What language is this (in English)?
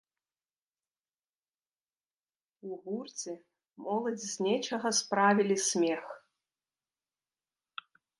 Belarusian